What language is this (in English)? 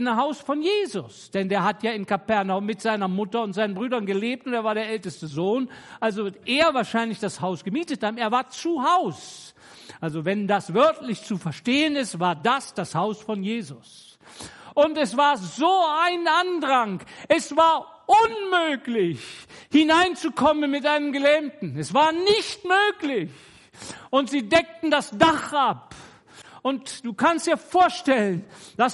German